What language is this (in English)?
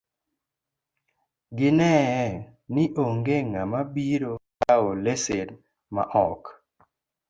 Luo (Kenya and Tanzania)